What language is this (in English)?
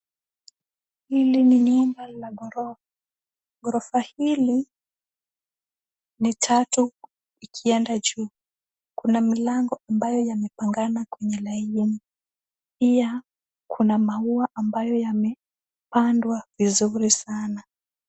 Swahili